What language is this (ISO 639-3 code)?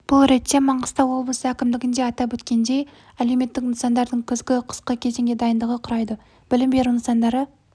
kaz